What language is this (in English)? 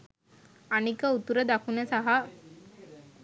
Sinhala